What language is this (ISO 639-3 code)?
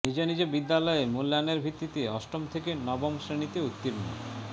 ben